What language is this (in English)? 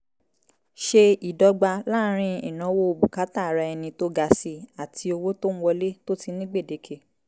Yoruba